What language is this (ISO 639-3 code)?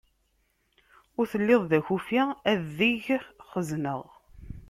kab